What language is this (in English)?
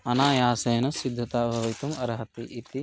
Sanskrit